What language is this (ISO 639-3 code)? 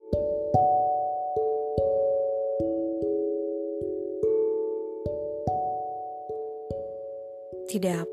ind